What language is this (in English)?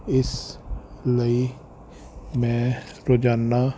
Punjabi